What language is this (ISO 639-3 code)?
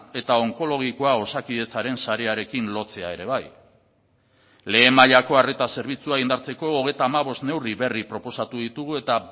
eus